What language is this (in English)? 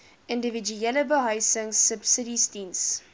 Afrikaans